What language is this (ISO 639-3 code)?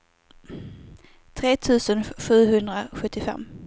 swe